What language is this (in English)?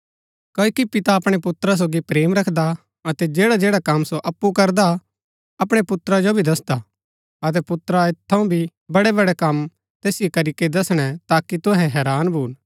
Gaddi